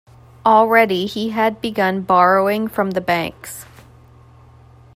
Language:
English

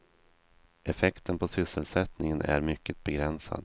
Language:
Swedish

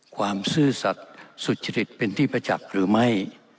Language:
Thai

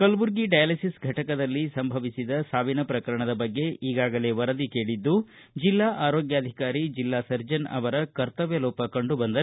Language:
Kannada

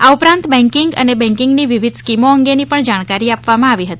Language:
Gujarati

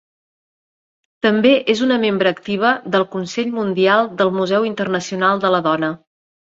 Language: Catalan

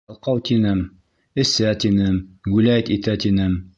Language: Bashkir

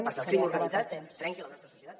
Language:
Catalan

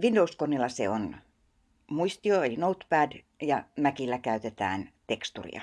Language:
Finnish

